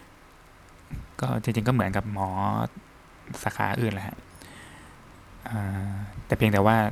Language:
Thai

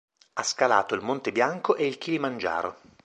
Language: Italian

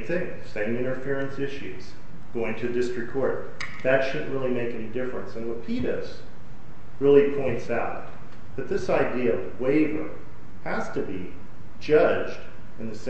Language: English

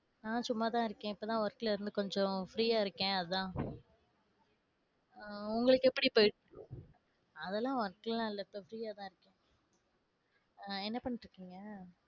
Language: Tamil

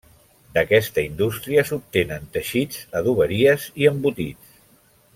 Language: Catalan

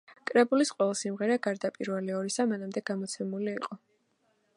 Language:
Georgian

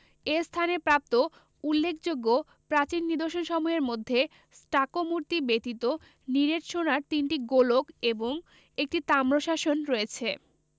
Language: Bangla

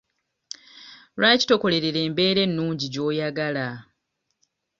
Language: Ganda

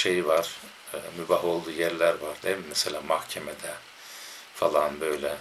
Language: Turkish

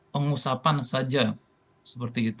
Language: Indonesian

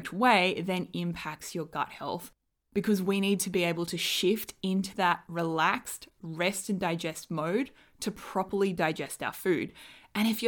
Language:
English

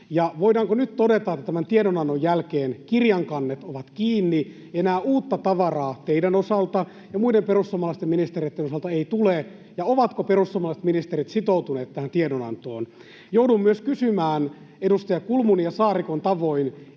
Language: Finnish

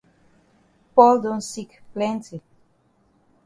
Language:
Cameroon Pidgin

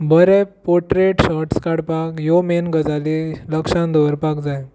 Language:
Konkani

